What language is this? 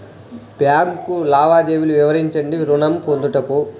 Telugu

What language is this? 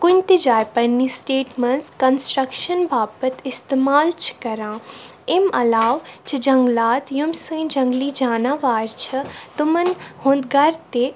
Kashmiri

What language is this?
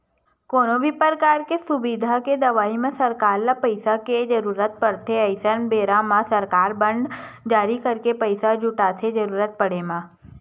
Chhattisgarhi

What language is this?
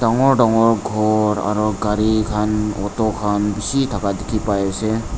Naga Pidgin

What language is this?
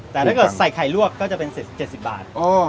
Thai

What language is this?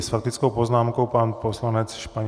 Czech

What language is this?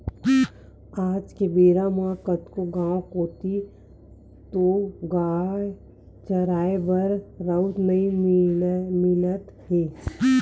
Chhattisgarhi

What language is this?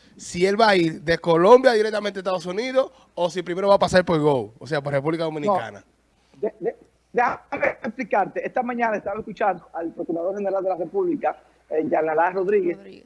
Spanish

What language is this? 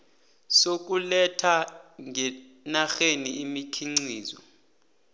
South Ndebele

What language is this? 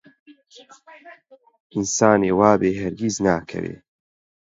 Central Kurdish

